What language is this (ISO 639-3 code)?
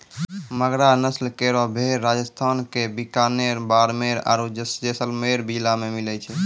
mai